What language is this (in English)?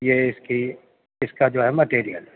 Urdu